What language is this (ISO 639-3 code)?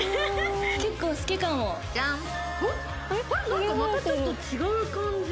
jpn